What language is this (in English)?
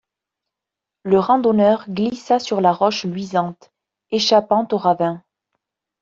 French